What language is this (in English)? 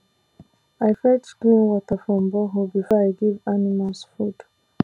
Nigerian Pidgin